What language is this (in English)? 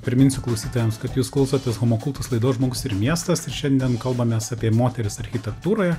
Lithuanian